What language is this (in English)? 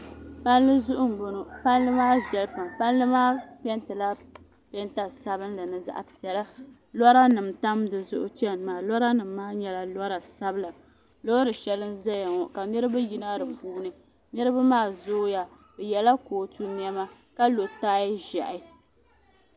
Dagbani